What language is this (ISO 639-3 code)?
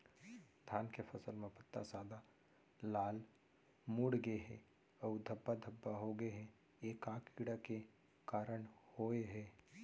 hne